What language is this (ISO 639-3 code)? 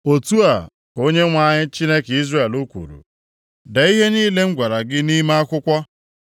ibo